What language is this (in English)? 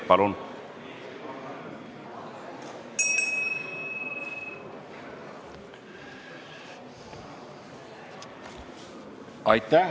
Estonian